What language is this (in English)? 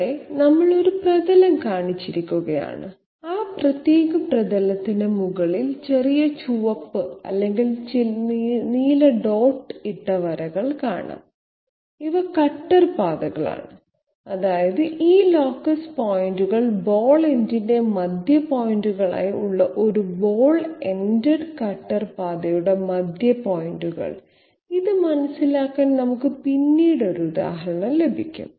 Malayalam